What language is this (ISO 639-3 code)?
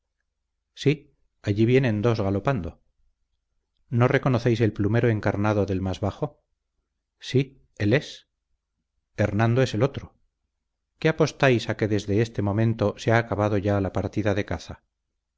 spa